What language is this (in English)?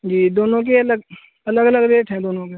Urdu